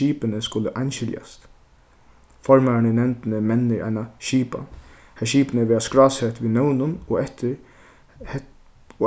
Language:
Faroese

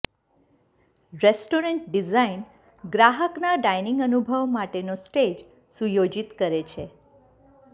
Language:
Gujarati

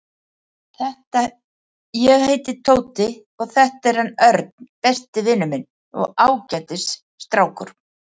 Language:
Icelandic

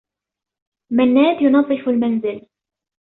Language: Arabic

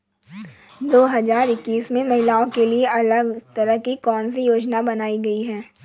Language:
Hindi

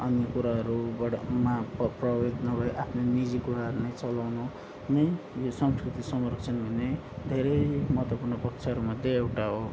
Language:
Nepali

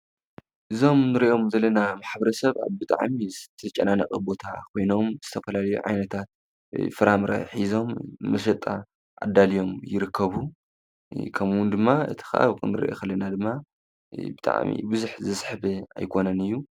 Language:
Tigrinya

